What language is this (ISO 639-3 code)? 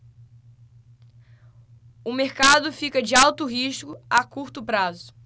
por